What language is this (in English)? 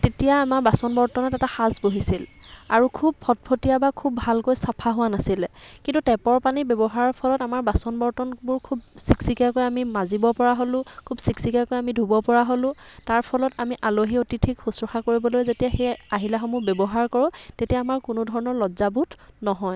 Assamese